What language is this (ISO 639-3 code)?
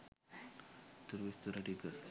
sin